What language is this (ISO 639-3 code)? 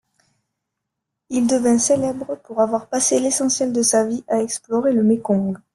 fra